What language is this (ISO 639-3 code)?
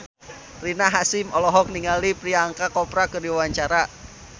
sun